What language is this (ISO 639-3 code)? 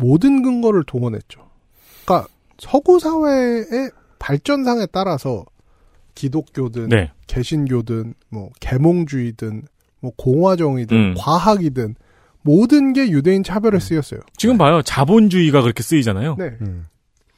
kor